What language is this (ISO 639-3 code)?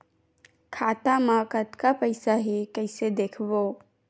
hne